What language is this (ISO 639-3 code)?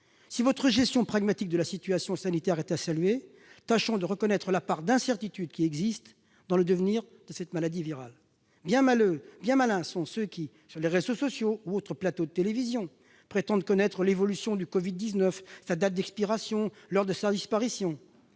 fra